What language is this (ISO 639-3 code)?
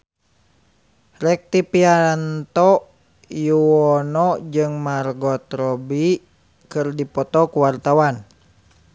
sun